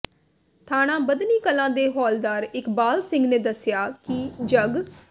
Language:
Punjabi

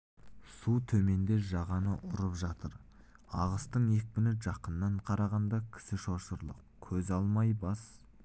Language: Kazakh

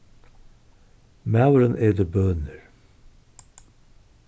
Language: Faroese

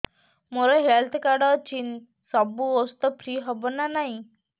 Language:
Odia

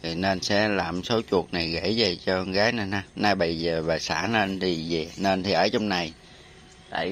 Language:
Vietnamese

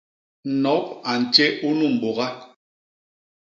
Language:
Basaa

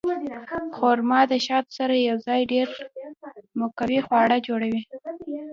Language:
Pashto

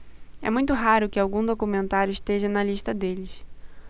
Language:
Portuguese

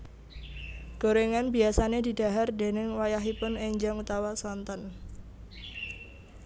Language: Javanese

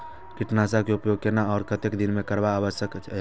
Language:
Maithili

